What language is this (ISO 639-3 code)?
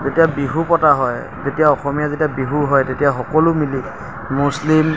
asm